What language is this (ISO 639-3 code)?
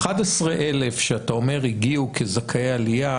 heb